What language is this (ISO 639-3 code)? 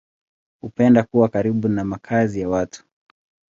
swa